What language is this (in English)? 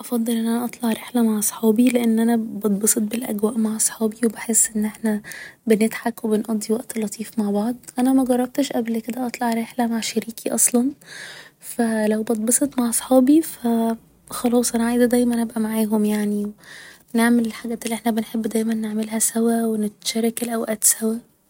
Egyptian Arabic